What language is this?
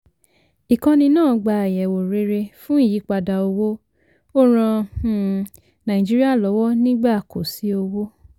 Yoruba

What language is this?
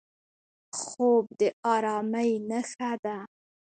Pashto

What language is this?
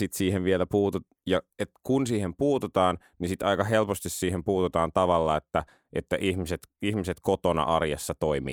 Finnish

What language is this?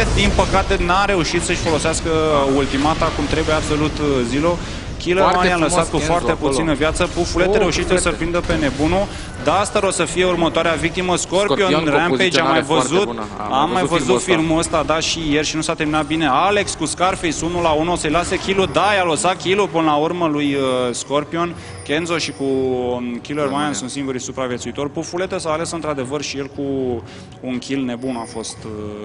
Romanian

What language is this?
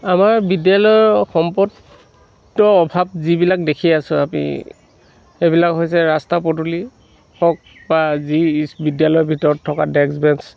Assamese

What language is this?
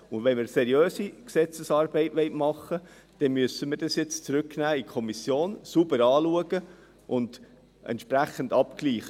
Swiss German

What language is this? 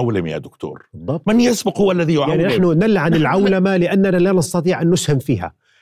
Arabic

